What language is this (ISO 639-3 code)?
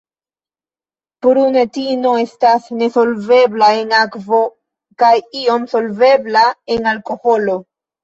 epo